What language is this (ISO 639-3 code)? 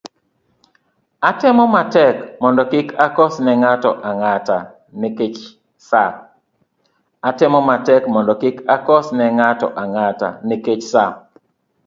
luo